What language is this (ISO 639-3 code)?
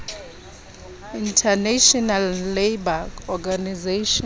sot